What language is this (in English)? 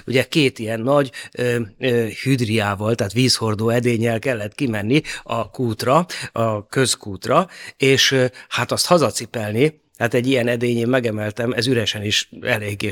Hungarian